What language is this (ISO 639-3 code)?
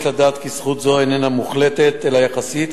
heb